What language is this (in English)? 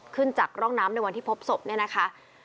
Thai